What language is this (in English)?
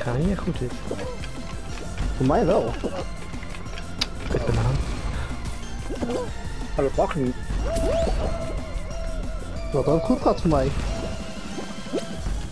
Dutch